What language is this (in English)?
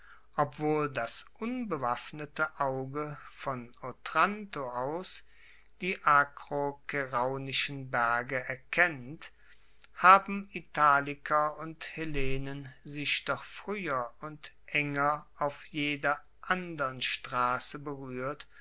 German